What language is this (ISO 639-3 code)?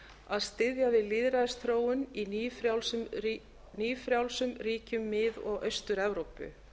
isl